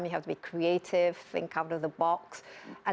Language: Indonesian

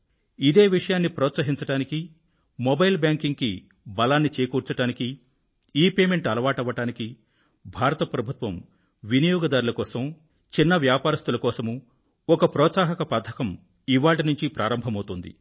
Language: Telugu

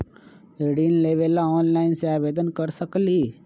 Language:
Magahi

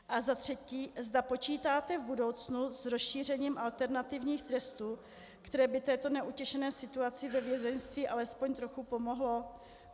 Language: Czech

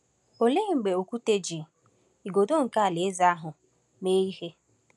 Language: Igbo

